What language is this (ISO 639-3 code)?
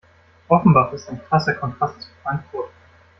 deu